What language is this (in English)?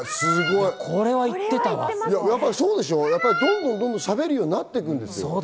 Japanese